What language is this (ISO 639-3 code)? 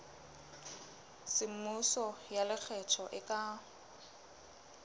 sot